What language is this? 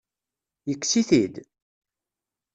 Kabyle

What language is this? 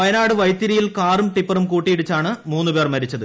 Malayalam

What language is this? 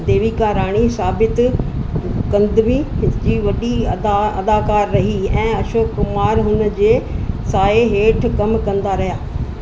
Sindhi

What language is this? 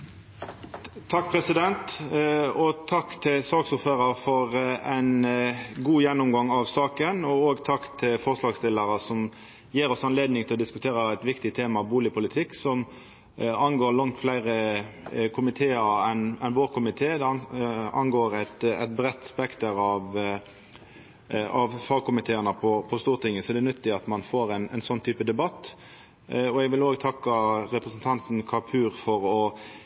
Norwegian Nynorsk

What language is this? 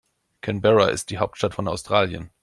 German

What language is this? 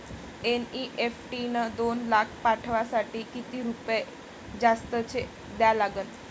Marathi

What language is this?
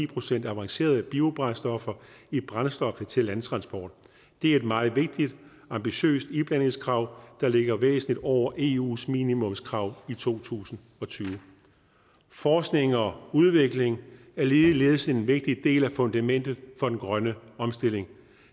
Danish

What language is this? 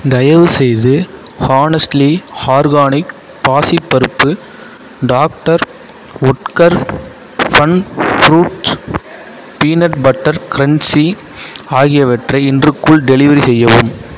Tamil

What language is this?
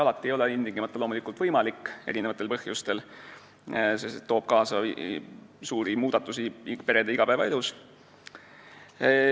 Estonian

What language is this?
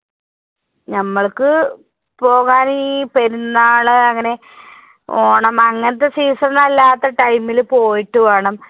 Malayalam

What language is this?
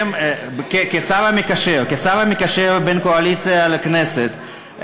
Hebrew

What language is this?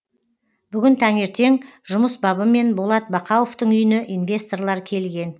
Kazakh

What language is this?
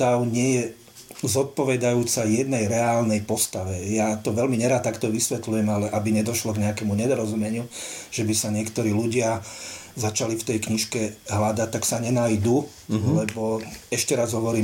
Slovak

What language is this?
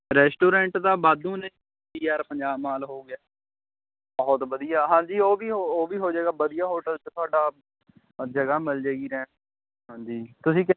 Punjabi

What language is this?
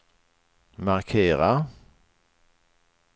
Swedish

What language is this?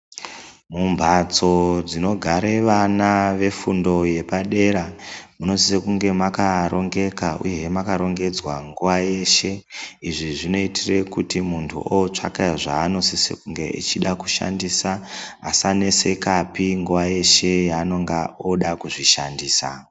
Ndau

